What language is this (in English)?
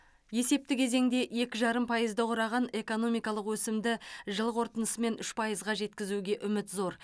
Kazakh